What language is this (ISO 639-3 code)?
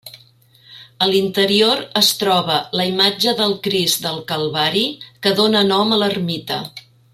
cat